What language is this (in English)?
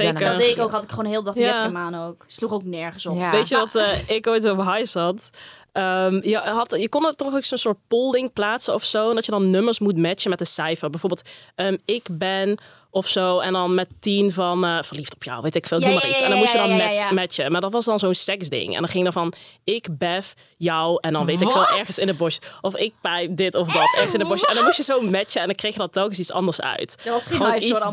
Dutch